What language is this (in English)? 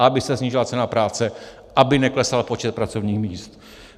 Czech